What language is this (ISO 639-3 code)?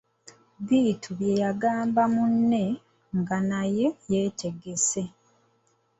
lug